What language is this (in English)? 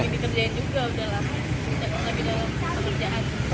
Indonesian